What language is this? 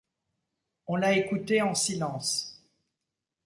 French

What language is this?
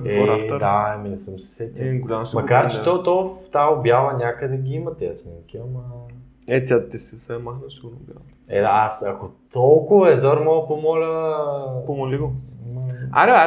Bulgarian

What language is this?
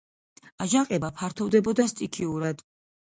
Georgian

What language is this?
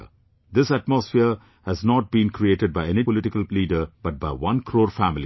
English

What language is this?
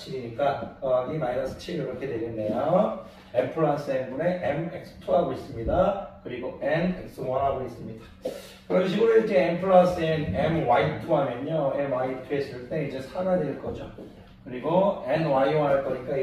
Korean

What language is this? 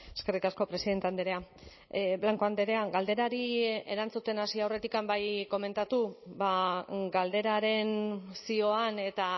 Basque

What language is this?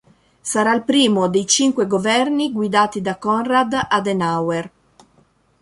Italian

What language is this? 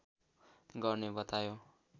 Nepali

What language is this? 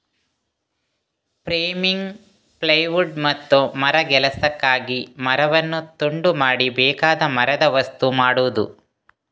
Kannada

